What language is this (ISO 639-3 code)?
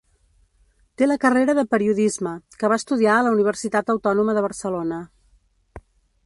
cat